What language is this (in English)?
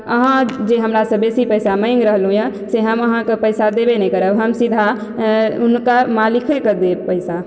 Maithili